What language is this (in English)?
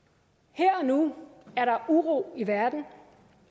Danish